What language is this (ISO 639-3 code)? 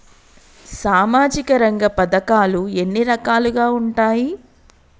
tel